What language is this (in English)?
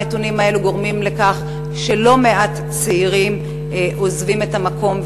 Hebrew